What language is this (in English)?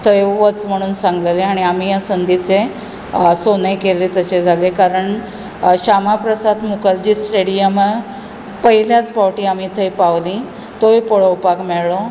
Konkani